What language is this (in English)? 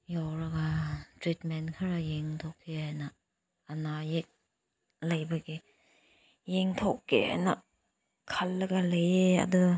Manipuri